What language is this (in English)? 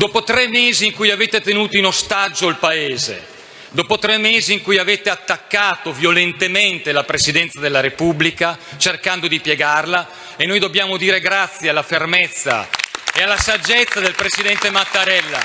Italian